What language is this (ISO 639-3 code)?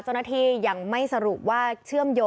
tha